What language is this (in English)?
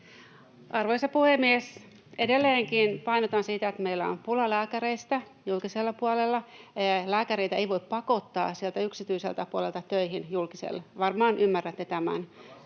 Finnish